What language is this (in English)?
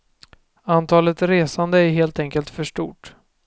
Swedish